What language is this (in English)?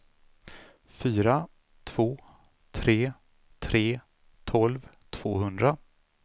Swedish